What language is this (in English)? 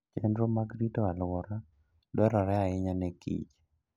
Luo (Kenya and Tanzania)